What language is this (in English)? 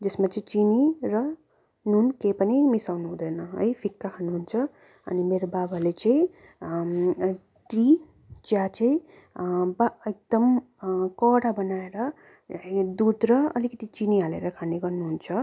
Nepali